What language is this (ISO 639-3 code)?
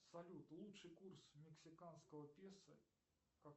rus